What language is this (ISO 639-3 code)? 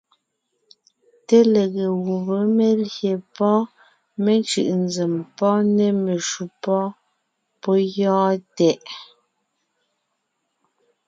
nnh